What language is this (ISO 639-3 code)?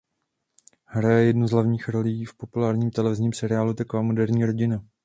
ces